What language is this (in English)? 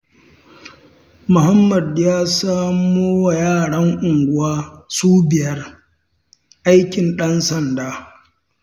Hausa